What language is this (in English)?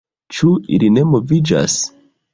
Esperanto